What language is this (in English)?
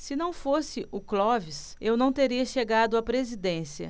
Portuguese